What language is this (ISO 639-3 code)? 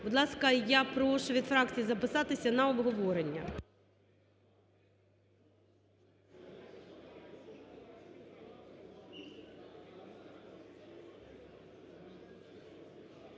ukr